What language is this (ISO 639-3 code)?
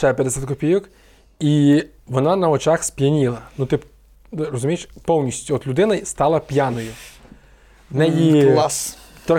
ukr